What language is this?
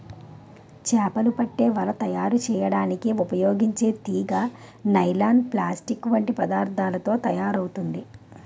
Telugu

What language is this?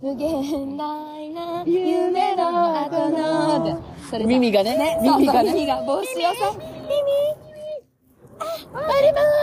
Japanese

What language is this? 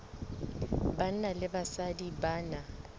Southern Sotho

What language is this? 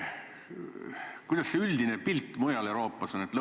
Estonian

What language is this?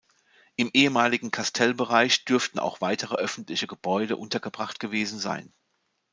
German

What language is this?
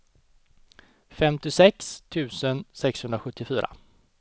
Swedish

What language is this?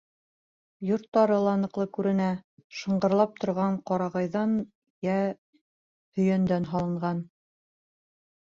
Bashkir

